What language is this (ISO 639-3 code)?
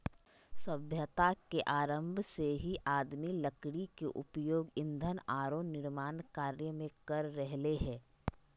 mag